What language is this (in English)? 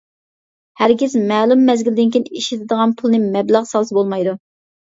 Uyghur